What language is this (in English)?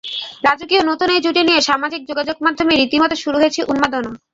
Bangla